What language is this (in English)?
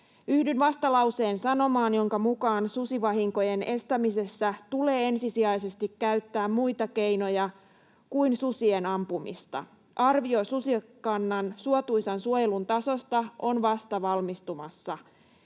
Finnish